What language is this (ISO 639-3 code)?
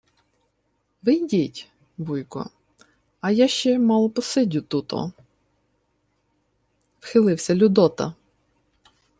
ukr